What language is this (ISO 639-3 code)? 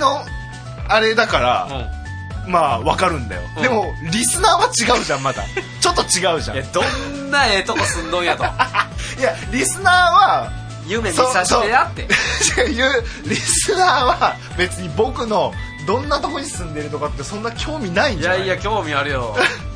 jpn